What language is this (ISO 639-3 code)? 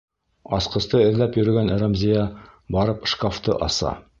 bak